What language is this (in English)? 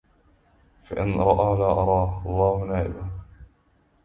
Arabic